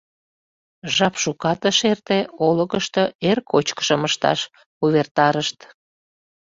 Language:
Mari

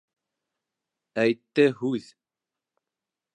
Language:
Bashkir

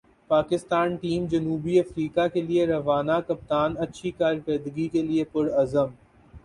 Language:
Urdu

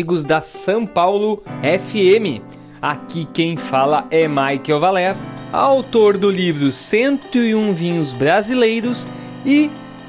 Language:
Portuguese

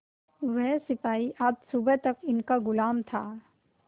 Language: Hindi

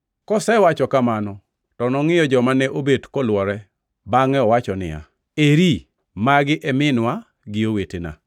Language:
Luo (Kenya and Tanzania)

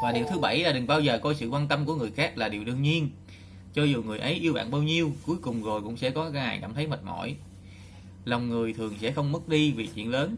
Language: Vietnamese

